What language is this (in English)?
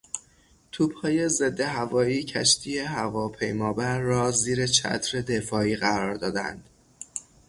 Persian